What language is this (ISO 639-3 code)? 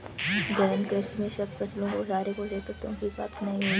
hin